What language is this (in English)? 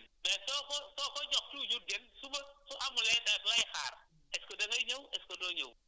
Wolof